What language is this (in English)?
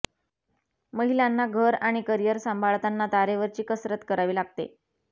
Marathi